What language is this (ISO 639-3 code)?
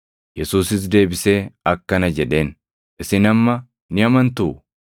orm